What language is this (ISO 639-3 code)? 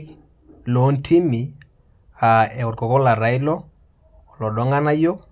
mas